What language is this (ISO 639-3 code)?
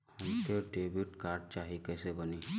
bho